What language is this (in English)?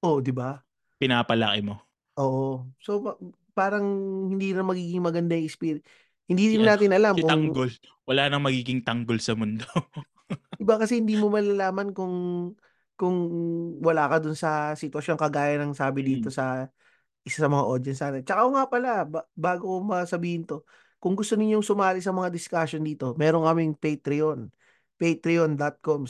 Filipino